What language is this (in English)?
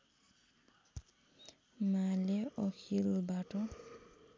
Nepali